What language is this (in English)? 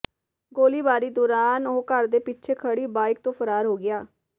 Punjabi